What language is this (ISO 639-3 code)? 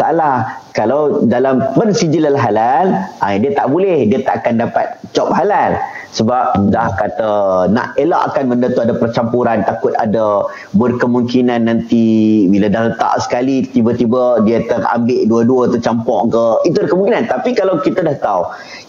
msa